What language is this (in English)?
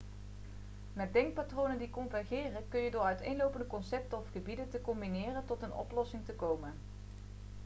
Dutch